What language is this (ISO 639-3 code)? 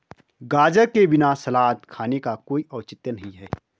hin